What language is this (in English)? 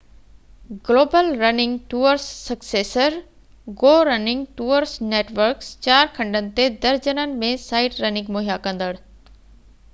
Sindhi